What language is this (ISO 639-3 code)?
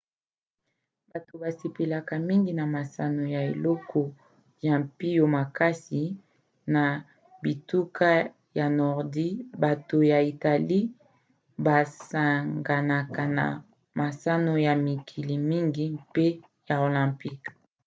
lin